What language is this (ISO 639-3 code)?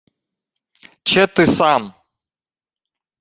ukr